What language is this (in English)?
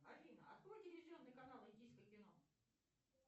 Russian